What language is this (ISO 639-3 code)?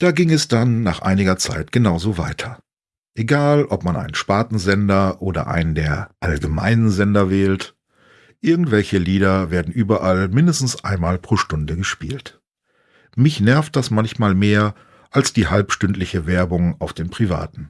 deu